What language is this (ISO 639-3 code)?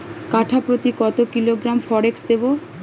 ben